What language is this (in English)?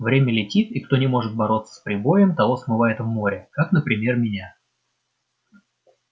Russian